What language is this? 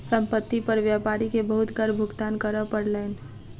Maithili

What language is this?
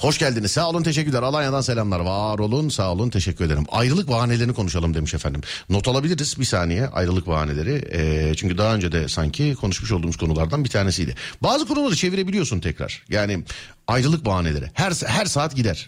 Turkish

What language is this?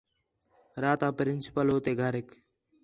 Khetrani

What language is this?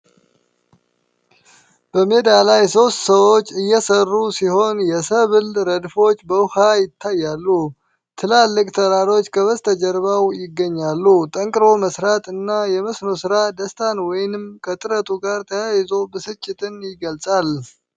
Amharic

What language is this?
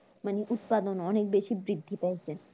Bangla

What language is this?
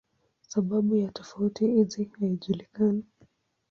Swahili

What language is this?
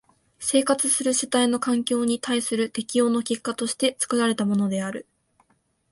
Japanese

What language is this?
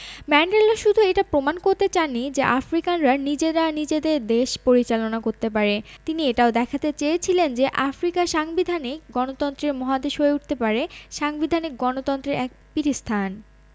Bangla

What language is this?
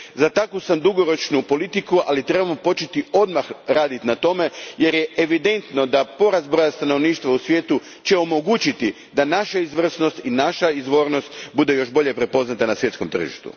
Croatian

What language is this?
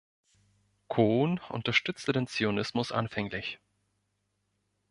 German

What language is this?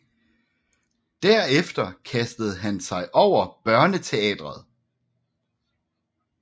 Danish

